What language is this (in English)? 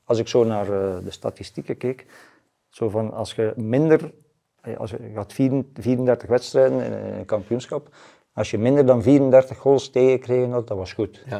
Dutch